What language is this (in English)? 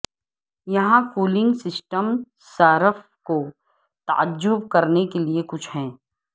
Urdu